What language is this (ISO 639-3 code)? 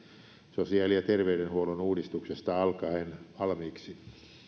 fin